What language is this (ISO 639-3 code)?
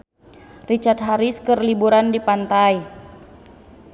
sun